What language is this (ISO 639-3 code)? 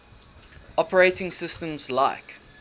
eng